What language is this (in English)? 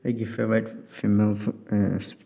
Manipuri